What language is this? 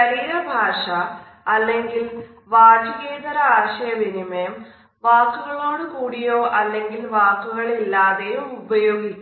Malayalam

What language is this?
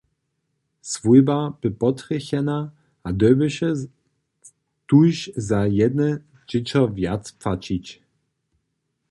Upper Sorbian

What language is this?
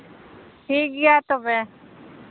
Santali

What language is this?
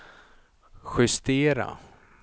Swedish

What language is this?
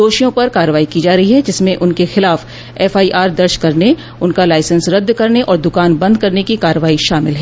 Hindi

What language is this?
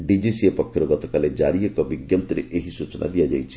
Odia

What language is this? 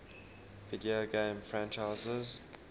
English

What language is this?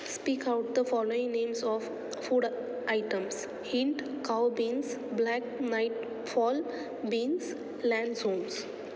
Marathi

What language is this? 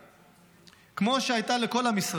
Hebrew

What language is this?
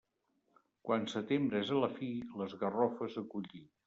Catalan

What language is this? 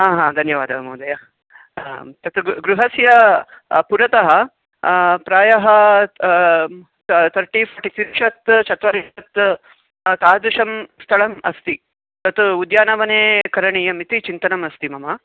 Sanskrit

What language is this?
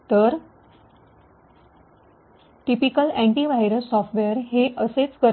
Marathi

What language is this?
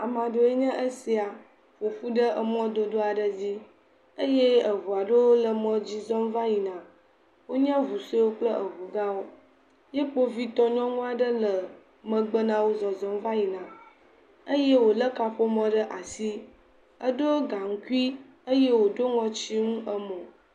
Ewe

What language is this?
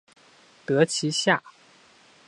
Chinese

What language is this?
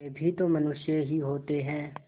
Hindi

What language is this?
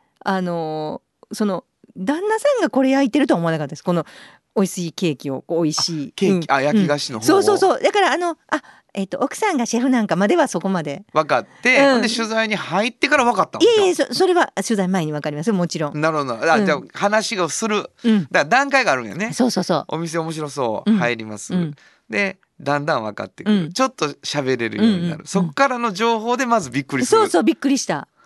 Japanese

